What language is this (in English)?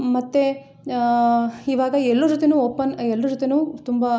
Kannada